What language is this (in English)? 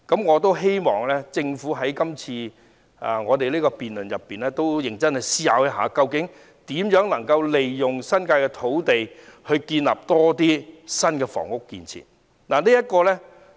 Cantonese